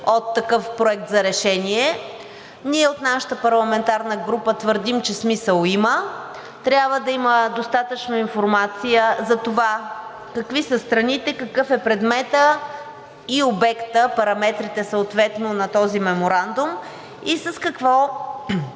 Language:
Bulgarian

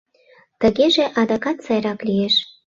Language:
Mari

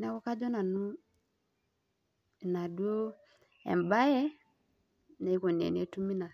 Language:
Masai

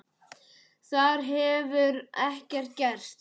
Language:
Icelandic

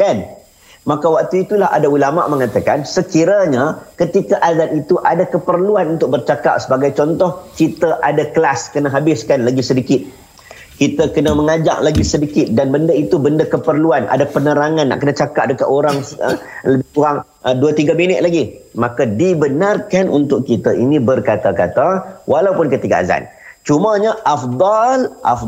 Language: Malay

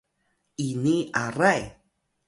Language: Atayal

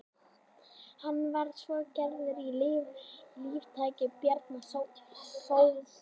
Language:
Icelandic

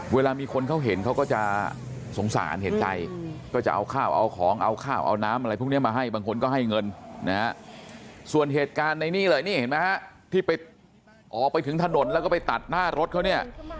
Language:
Thai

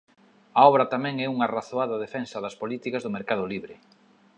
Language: Galician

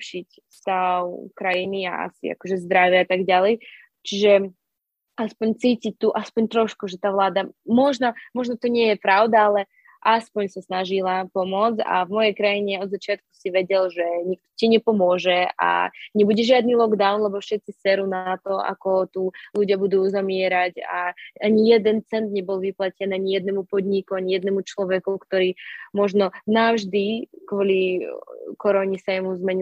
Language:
Slovak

